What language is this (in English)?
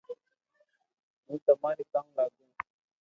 Loarki